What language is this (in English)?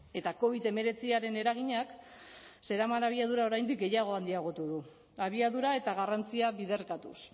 Basque